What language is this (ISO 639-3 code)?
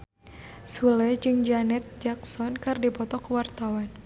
sun